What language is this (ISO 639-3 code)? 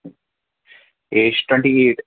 kas